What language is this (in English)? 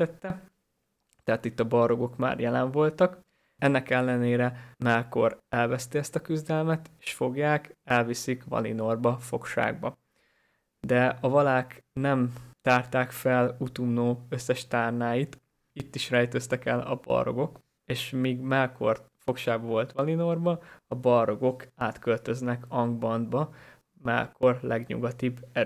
Hungarian